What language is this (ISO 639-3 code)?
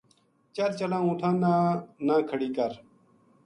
gju